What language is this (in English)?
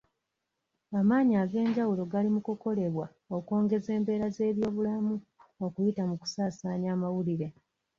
Ganda